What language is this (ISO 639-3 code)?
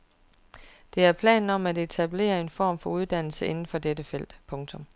dan